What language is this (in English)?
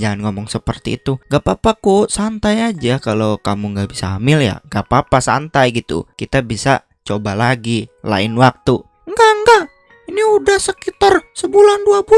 Indonesian